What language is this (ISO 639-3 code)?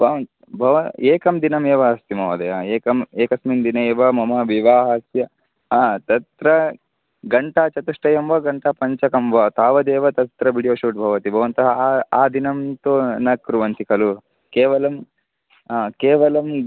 san